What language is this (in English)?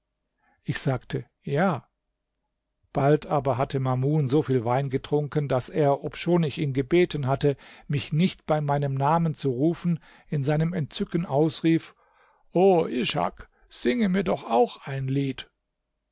German